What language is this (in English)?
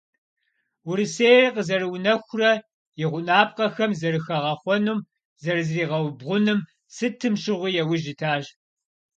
Kabardian